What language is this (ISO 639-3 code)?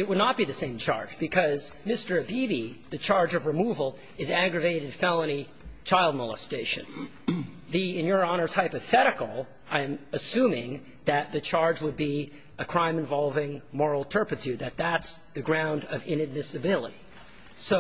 eng